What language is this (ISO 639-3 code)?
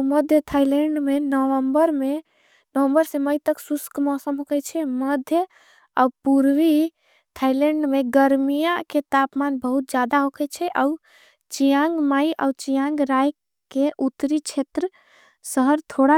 anp